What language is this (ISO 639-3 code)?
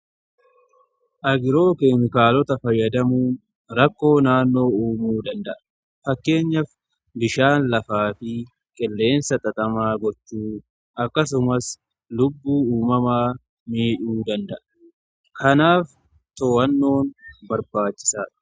orm